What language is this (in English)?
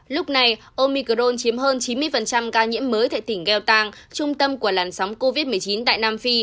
Vietnamese